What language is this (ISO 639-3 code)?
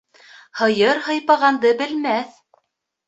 bak